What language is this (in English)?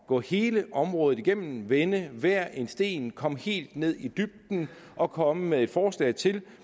Danish